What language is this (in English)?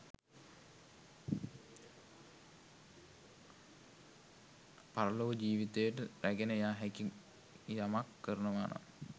Sinhala